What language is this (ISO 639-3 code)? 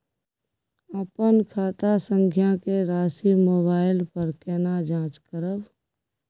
mai